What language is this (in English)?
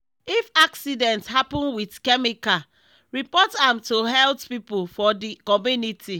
Nigerian Pidgin